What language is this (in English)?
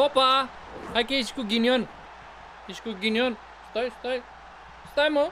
Romanian